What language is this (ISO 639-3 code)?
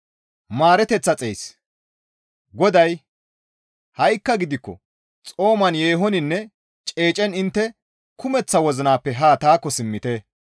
gmv